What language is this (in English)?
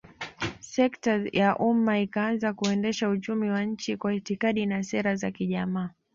Swahili